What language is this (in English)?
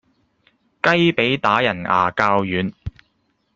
Cantonese